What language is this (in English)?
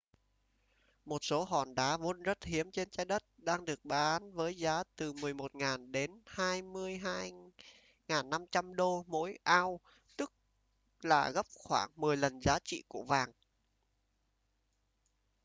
Vietnamese